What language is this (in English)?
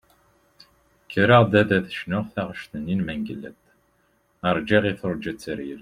Kabyle